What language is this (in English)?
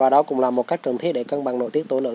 Vietnamese